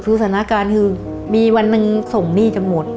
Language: Thai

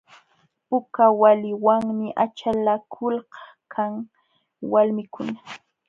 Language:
Jauja Wanca Quechua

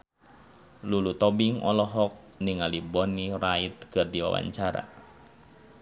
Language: Sundanese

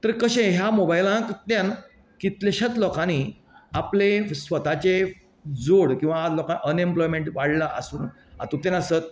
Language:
Konkani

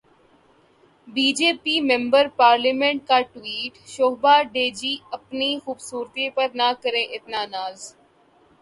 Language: Urdu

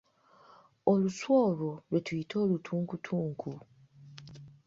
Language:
Ganda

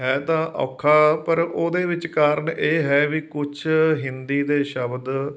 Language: Punjabi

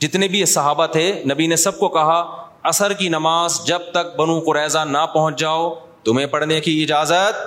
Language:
Urdu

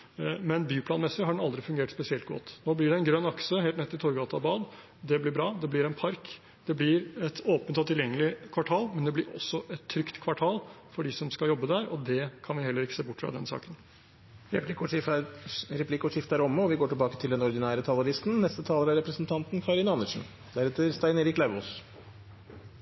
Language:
Norwegian Bokmål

